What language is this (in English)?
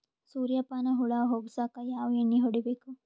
Kannada